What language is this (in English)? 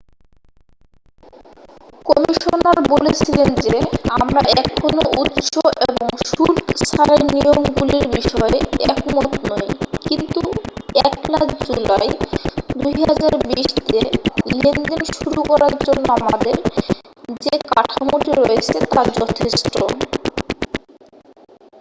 Bangla